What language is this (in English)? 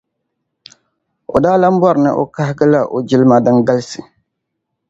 Dagbani